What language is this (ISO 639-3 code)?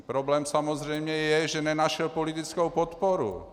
ces